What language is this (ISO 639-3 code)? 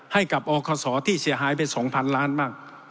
tha